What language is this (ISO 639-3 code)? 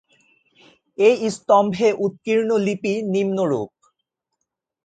ben